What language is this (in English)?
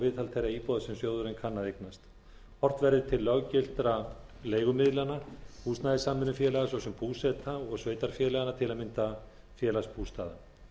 Icelandic